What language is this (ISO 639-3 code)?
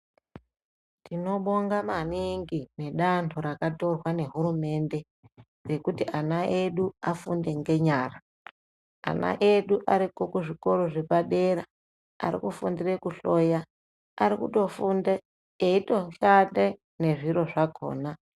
ndc